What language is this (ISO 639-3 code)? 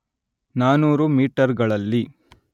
kan